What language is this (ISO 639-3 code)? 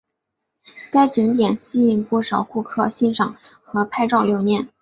zho